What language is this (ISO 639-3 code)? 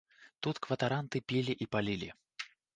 bel